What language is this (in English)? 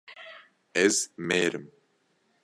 Kurdish